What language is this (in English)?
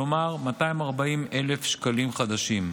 Hebrew